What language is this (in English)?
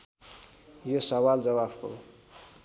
Nepali